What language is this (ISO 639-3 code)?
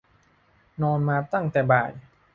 tha